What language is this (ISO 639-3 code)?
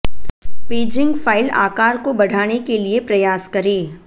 hin